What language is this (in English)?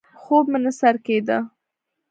Pashto